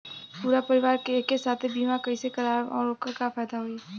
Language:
Bhojpuri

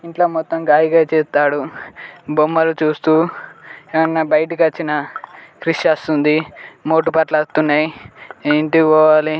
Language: Telugu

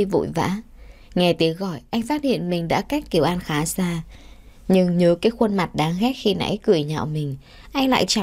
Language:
Vietnamese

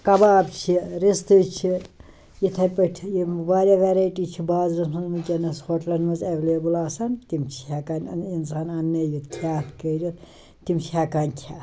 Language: Kashmiri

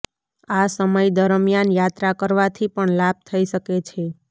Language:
Gujarati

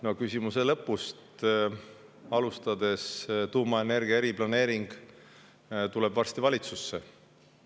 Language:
Estonian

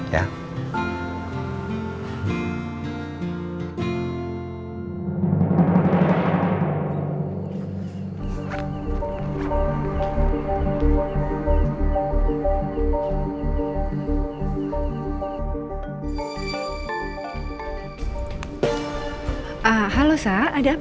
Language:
Indonesian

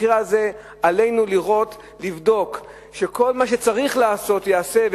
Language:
Hebrew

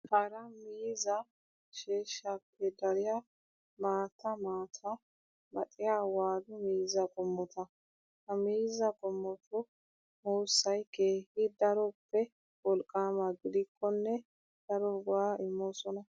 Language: Wolaytta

